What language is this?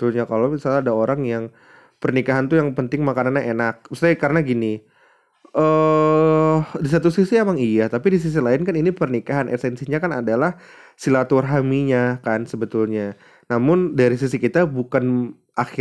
Indonesian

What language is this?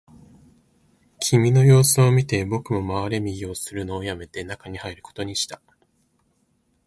Japanese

